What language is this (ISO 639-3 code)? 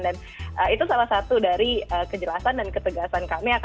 ind